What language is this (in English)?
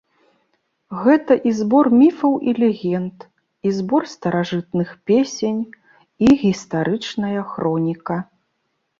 Belarusian